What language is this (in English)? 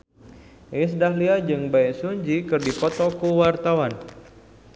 Sundanese